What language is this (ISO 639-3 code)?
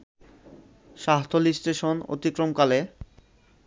ben